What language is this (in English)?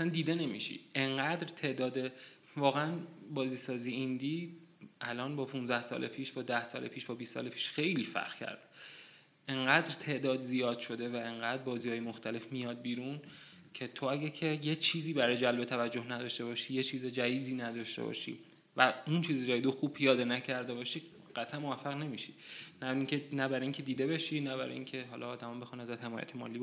Persian